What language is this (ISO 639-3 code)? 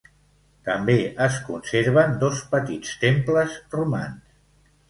cat